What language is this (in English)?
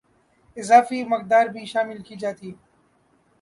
Urdu